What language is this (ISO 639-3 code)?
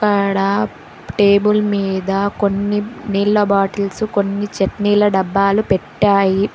tel